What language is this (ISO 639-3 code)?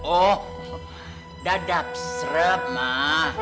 ind